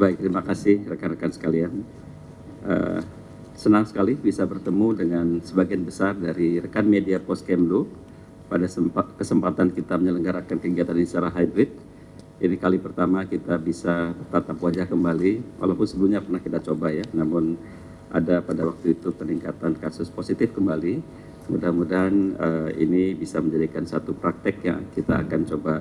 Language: Indonesian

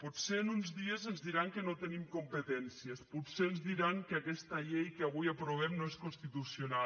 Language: Catalan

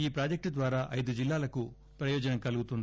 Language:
Telugu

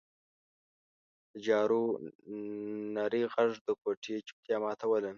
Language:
Pashto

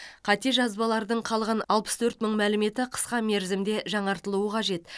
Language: Kazakh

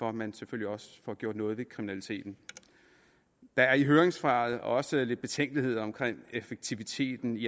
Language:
Danish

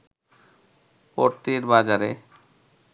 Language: Bangla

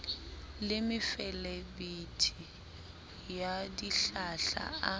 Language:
Southern Sotho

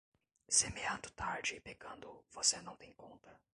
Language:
Portuguese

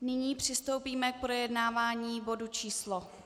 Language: Czech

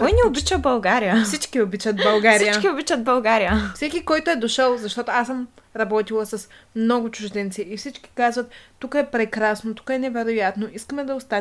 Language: Bulgarian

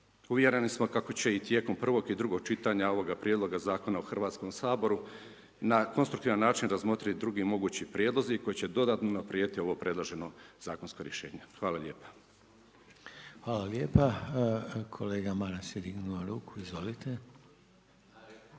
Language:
Croatian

